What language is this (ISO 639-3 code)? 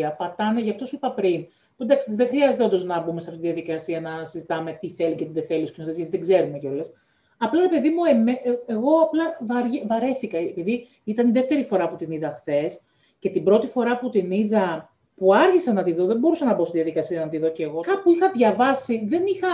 ell